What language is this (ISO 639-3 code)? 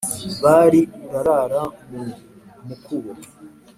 kin